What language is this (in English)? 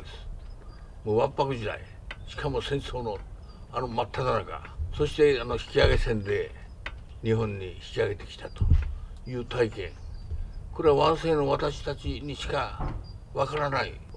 Japanese